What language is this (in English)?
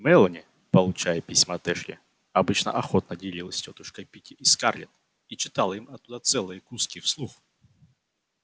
Russian